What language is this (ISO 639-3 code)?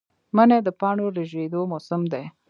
pus